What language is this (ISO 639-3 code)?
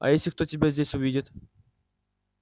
rus